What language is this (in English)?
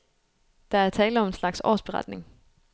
Danish